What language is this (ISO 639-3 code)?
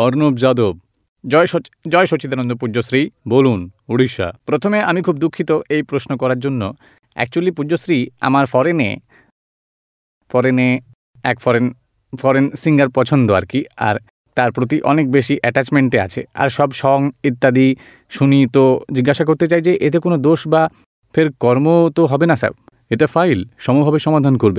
guj